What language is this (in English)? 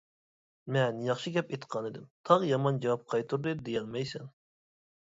Uyghur